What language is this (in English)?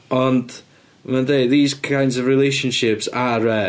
Welsh